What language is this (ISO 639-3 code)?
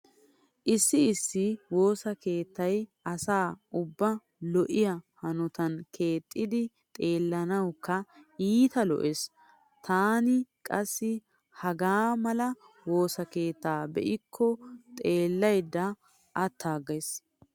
wal